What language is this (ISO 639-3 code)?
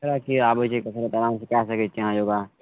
mai